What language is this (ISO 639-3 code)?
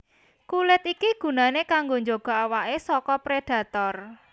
jav